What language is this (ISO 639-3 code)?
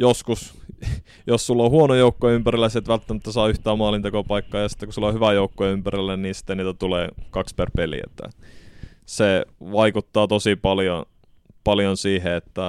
fin